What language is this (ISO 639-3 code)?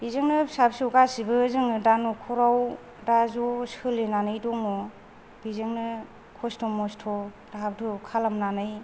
brx